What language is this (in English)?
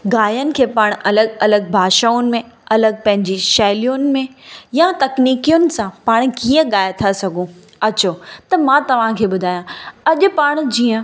Sindhi